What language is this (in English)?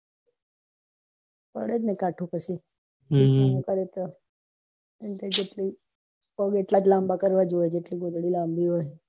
Gujarati